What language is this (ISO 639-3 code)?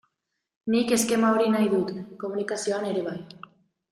eus